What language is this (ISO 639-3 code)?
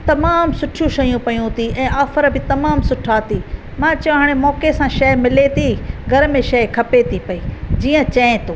snd